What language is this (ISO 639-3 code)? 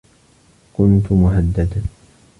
ara